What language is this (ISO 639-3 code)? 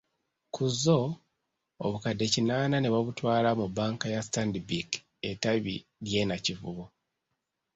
lug